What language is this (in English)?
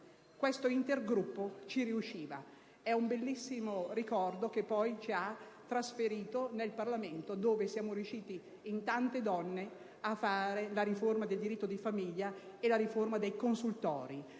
Italian